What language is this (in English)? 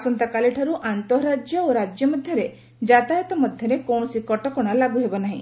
Odia